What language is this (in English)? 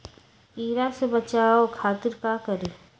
Magahi